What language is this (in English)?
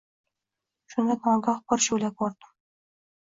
Uzbek